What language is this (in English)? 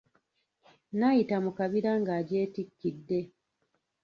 Ganda